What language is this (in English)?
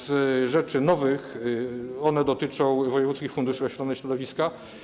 Polish